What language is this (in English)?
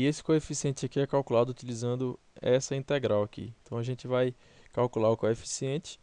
Portuguese